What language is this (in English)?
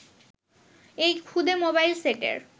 Bangla